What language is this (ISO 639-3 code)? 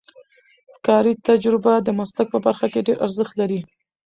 pus